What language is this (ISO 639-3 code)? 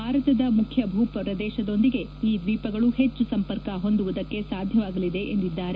kan